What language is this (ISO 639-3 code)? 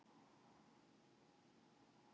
isl